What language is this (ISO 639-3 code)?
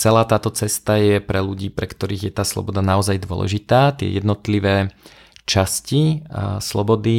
slk